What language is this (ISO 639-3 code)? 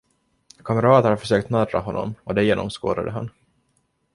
swe